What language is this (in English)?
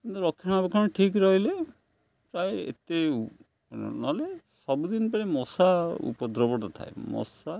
Odia